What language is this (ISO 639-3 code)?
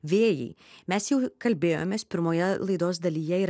lit